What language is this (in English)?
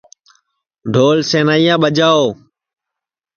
Sansi